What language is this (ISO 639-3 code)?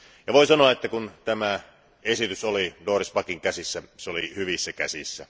fin